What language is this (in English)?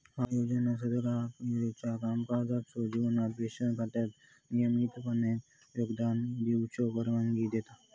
Marathi